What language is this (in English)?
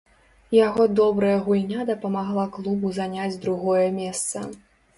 Belarusian